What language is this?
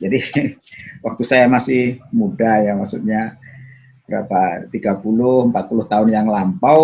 Indonesian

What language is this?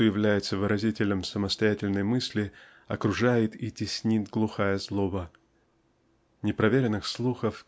Russian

